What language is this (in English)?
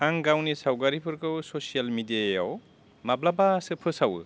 Bodo